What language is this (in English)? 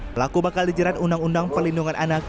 Indonesian